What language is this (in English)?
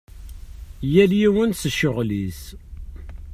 Kabyle